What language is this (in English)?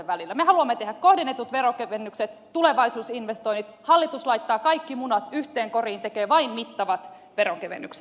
Finnish